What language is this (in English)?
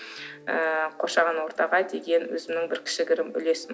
Kazakh